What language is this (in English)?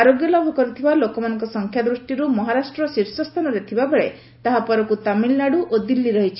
Odia